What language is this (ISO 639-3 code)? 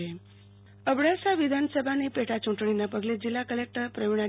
guj